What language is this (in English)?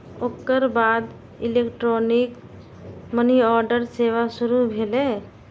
Maithili